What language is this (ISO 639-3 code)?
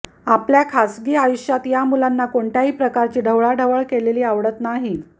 mar